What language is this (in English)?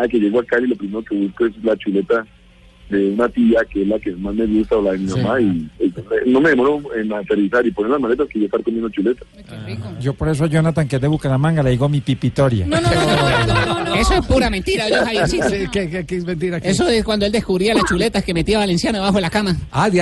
Spanish